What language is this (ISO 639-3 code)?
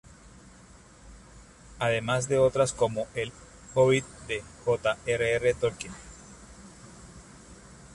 spa